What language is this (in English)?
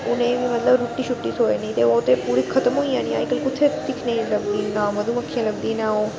Dogri